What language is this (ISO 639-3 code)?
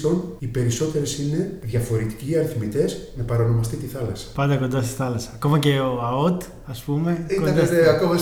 ell